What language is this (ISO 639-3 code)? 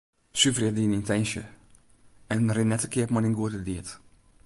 fry